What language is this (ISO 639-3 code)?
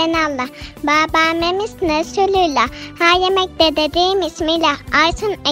tur